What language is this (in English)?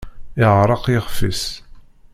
Kabyle